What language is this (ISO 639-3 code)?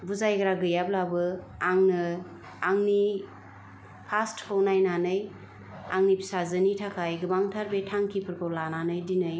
brx